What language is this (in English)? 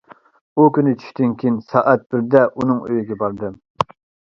Uyghur